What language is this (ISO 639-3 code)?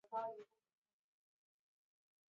zho